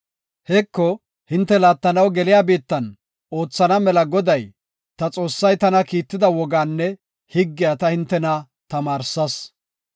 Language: Gofa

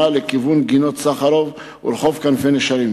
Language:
Hebrew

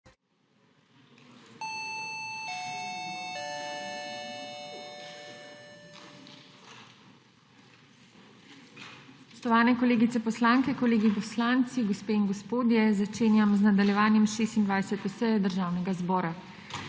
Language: Slovenian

